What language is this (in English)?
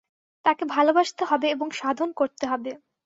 Bangla